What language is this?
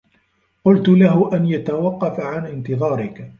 Arabic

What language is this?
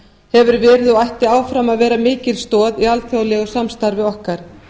Icelandic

